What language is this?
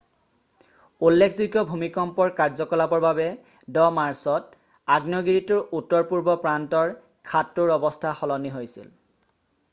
Assamese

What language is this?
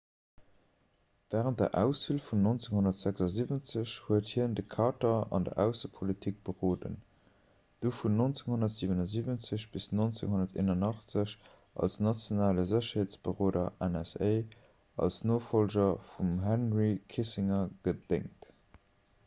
Luxembourgish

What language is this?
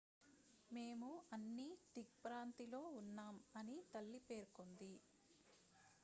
Telugu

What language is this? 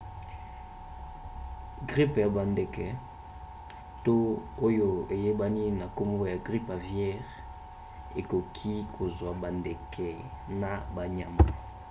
Lingala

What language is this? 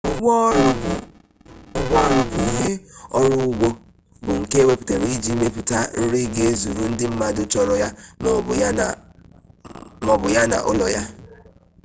Igbo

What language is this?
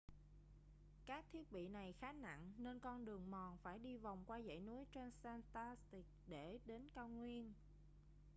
Vietnamese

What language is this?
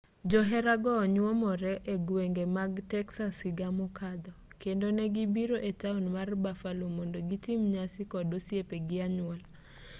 Luo (Kenya and Tanzania)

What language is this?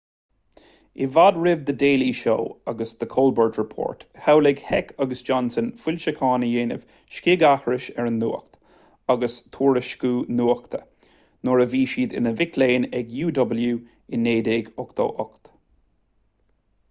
Irish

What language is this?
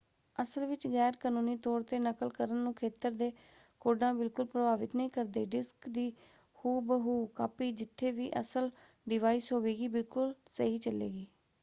Punjabi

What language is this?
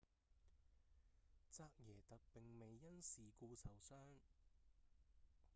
Cantonese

